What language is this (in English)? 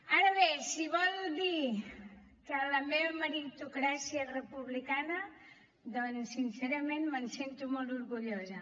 Catalan